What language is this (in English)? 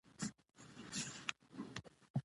Pashto